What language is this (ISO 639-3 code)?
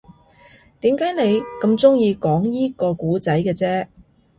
yue